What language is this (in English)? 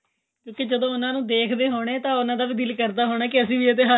Punjabi